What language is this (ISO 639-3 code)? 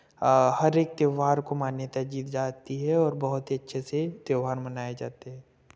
hin